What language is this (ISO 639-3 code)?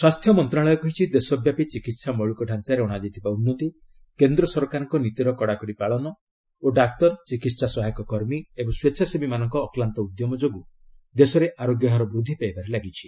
ori